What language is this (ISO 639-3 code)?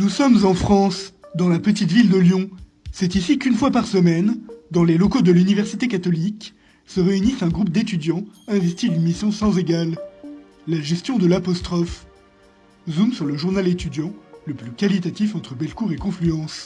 fra